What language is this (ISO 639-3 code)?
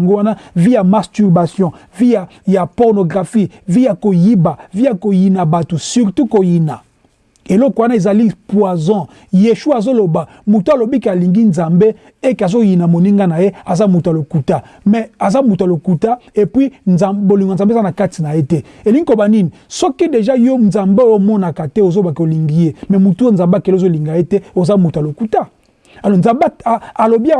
fra